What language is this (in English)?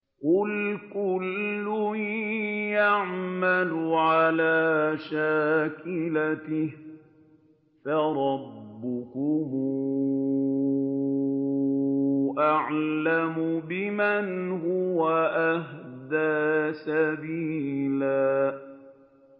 Arabic